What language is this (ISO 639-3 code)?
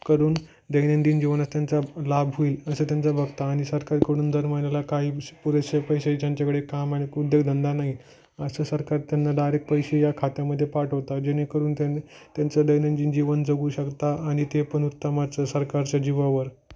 mar